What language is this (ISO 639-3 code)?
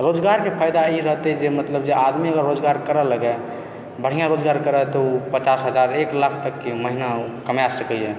mai